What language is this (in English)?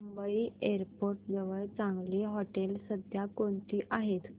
Marathi